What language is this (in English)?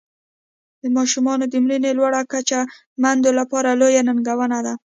Pashto